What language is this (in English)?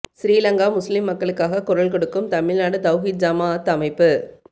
Tamil